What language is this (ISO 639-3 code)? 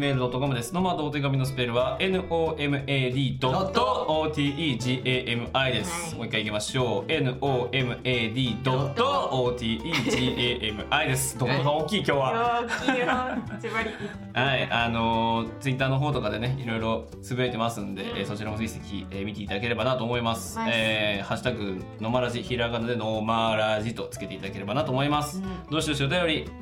jpn